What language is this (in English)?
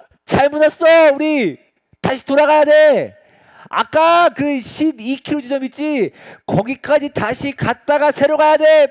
Korean